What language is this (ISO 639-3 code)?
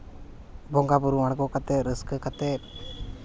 sat